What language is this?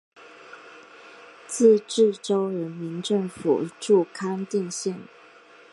Chinese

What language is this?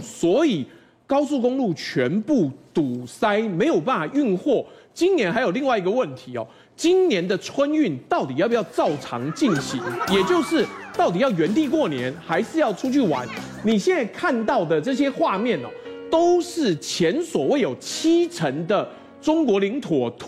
Chinese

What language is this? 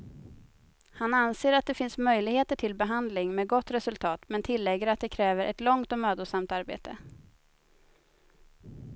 Swedish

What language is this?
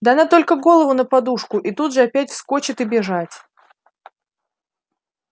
Russian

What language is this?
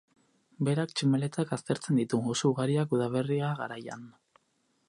Basque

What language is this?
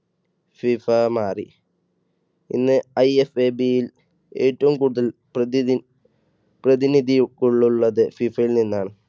Malayalam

